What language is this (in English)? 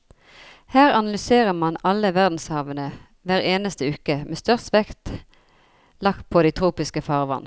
Norwegian